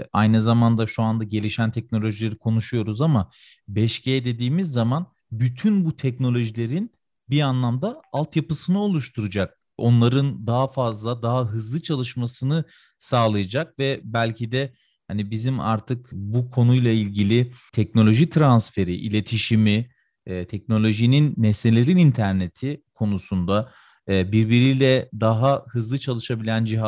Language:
Turkish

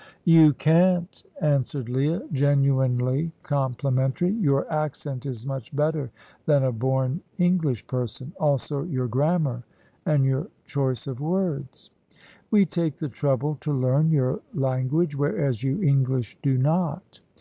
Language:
English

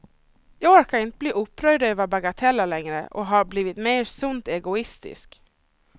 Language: Swedish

